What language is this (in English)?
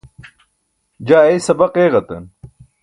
Burushaski